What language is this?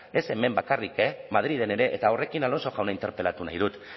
Basque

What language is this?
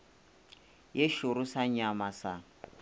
Northern Sotho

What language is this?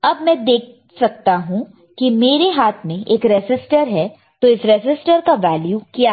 Hindi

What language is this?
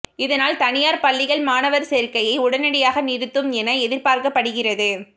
Tamil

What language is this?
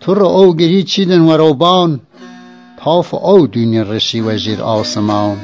Persian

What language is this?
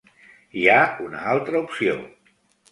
Catalan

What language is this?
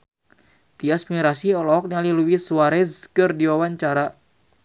Sundanese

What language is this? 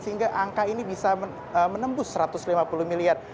Indonesian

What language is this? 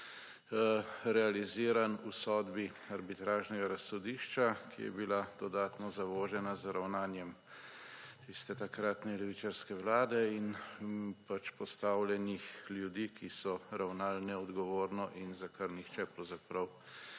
Slovenian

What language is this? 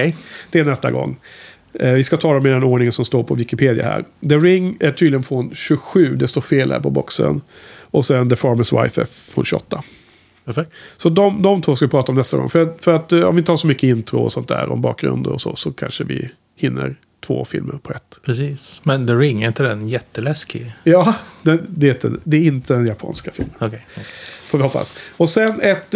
Swedish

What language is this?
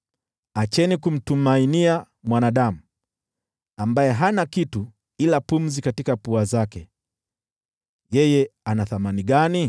Swahili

